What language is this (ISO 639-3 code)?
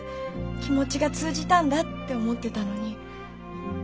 jpn